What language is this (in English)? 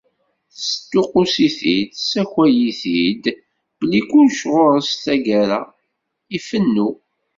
Kabyle